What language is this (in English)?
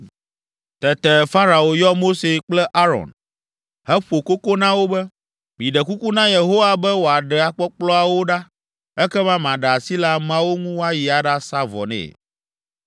Ewe